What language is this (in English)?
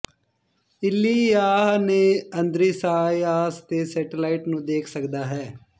Punjabi